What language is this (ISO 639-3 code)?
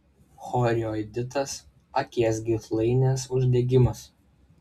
lit